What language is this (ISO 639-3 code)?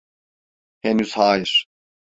tur